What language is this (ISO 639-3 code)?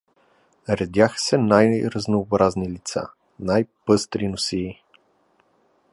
bul